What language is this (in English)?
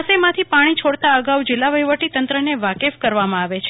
Gujarati